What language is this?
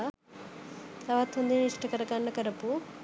Sinhala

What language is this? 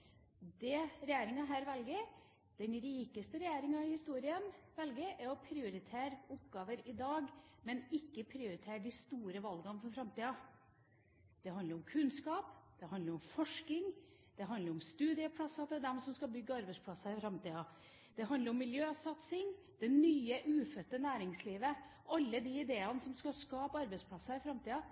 Norwegian Bokmål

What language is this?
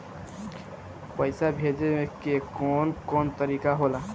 Bhojpuri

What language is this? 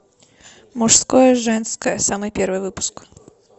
Russian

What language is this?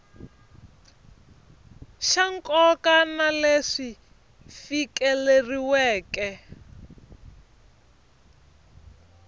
Tsonga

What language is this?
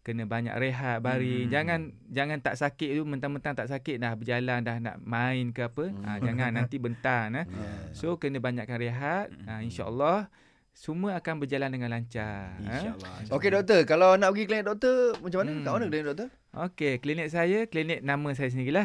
Malay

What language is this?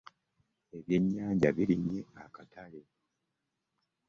Ganda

